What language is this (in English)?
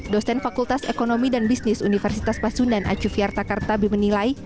Indonesian